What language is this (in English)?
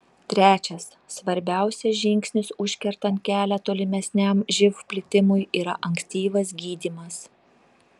Lithuanian